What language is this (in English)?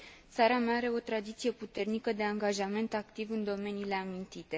Romanian